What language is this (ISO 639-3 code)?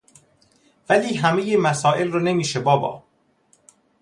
fas